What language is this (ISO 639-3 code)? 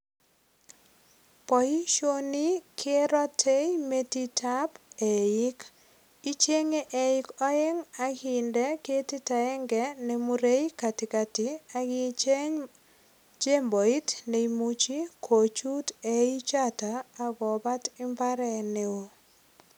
kln